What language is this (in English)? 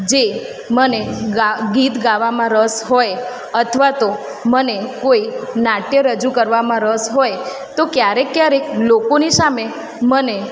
Gujarati